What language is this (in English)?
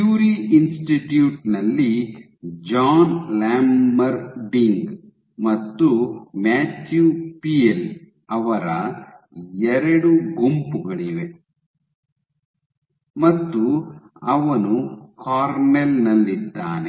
Kannada